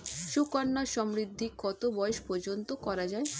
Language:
Bangla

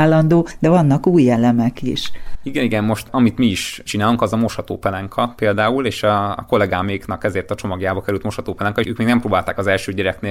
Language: Hungarian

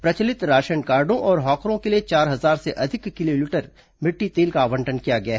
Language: Hindi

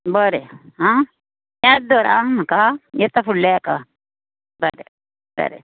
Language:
Konkani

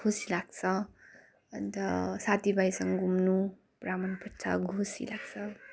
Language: Nepali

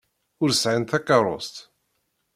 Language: Kabyle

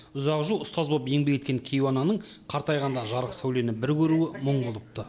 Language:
Kazakh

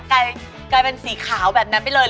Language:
Thai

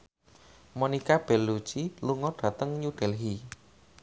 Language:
Javanese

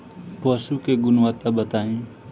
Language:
Bhojpuri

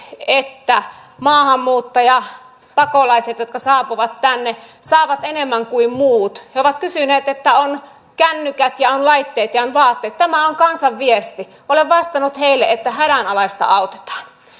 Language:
Finnish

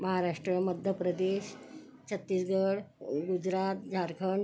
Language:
Marathi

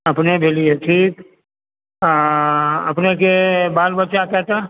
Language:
Maithili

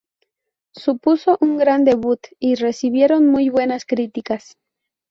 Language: Spanish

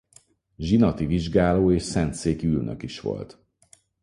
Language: Hungarian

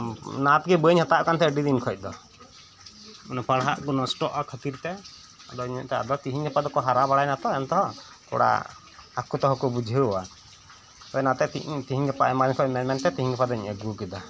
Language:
Santali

